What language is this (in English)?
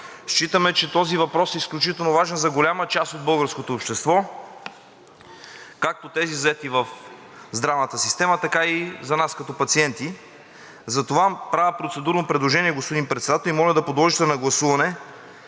Bulgarian